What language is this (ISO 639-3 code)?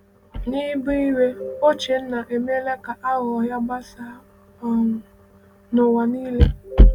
ibo